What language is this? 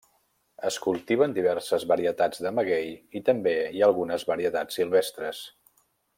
Catalan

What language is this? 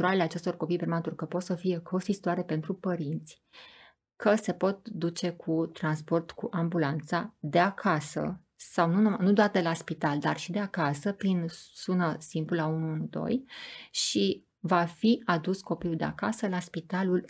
Romanian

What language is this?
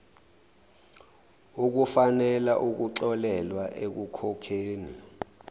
Zulu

